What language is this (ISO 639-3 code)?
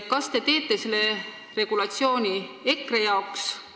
est